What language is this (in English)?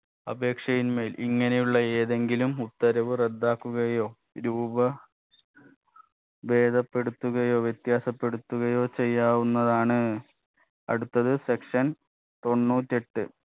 Malayalam